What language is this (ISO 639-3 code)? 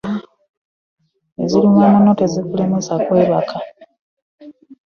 lug